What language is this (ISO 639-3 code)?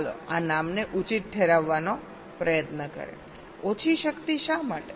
guj